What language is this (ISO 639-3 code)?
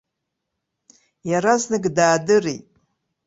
abk